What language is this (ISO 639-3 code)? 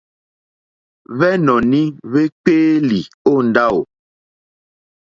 bri